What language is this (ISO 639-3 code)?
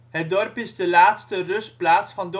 nld